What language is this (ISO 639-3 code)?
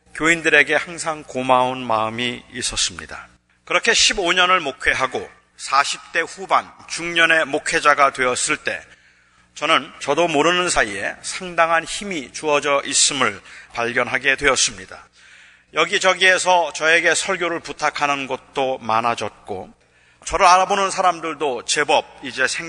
kor